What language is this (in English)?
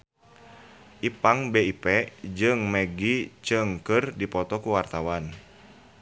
Sundanese